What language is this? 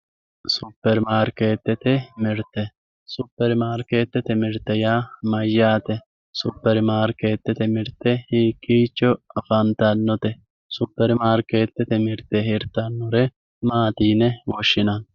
Sidamo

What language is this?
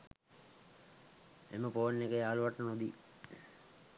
Sinhala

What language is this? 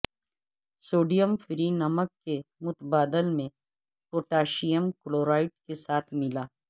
Urdu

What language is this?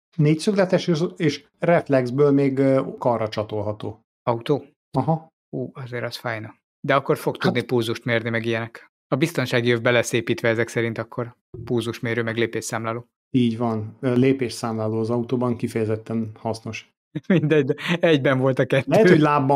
Hungarian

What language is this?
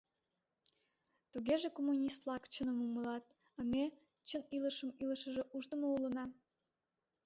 Mari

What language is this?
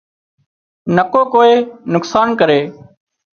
Wadiyara Koli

